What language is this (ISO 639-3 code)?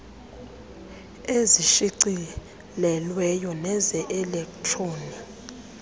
xho